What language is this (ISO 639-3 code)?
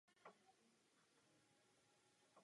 ces